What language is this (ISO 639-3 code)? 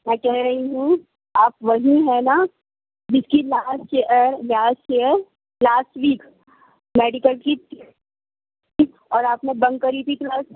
urd